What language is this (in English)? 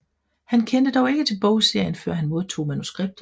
Danish